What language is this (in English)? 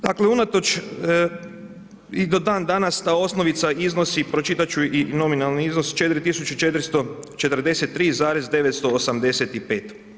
Croatian